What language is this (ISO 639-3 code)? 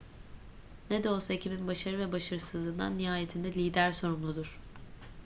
tur